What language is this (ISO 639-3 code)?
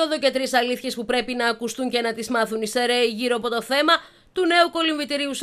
ell